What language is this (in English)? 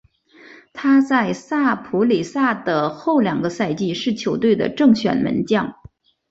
Chinese